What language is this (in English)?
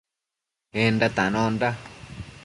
Matsés